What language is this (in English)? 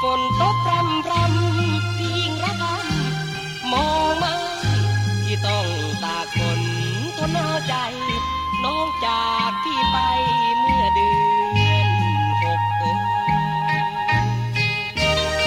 Thai